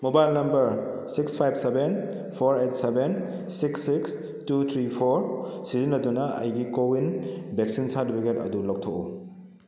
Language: Manipuri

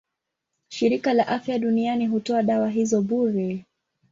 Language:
Swahili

